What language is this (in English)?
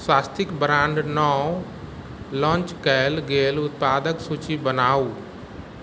Maithili